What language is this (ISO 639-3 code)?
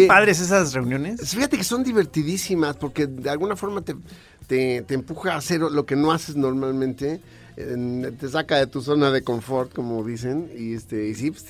spa